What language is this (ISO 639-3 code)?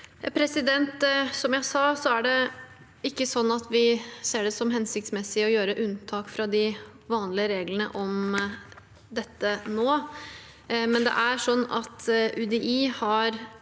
nor